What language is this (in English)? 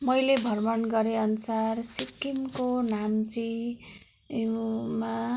Nepali